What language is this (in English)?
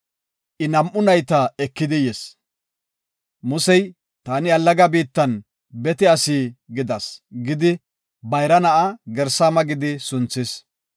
Gofa